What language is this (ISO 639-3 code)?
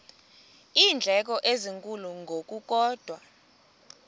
xho